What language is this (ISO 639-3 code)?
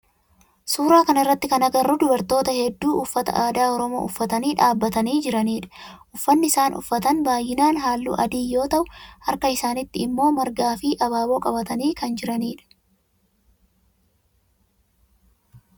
orm